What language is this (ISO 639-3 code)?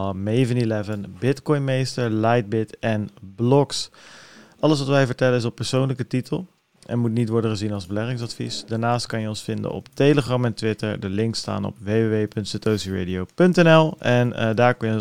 nld